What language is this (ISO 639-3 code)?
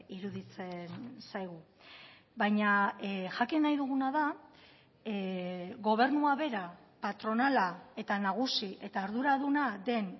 eus